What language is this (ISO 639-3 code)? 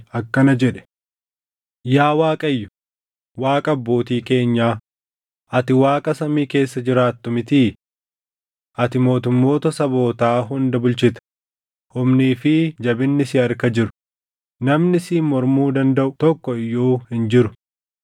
orm